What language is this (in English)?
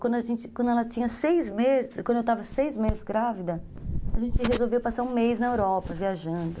Portuguese